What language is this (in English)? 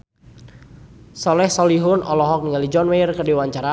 Sundanese